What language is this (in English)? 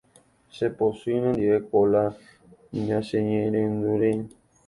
Guarani